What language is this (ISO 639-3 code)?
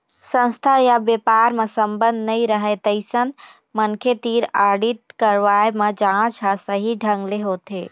hne